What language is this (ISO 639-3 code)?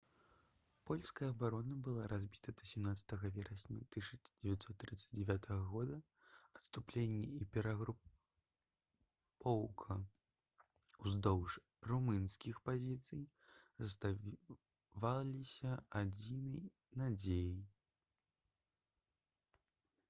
bel